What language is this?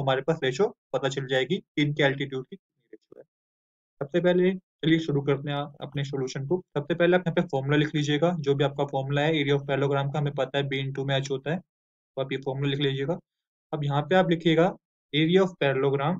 Hindi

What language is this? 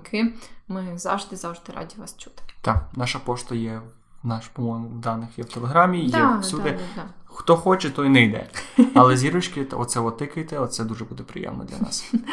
Ukrainian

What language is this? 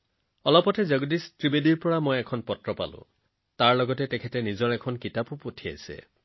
Assamese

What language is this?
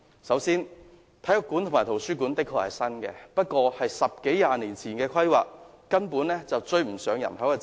Cantonese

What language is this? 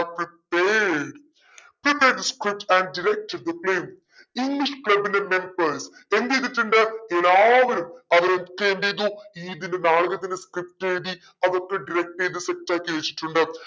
Malayalam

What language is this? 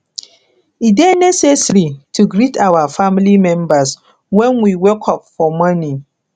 Nigerian Pidgin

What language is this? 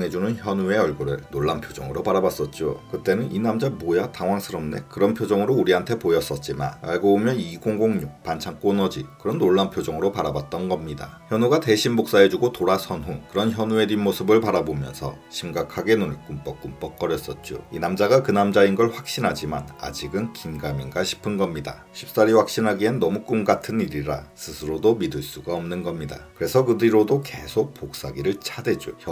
Korean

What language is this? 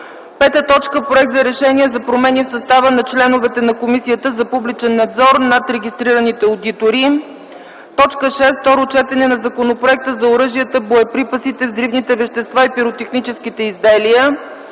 Bulgarian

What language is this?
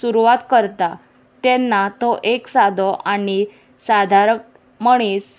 Konkani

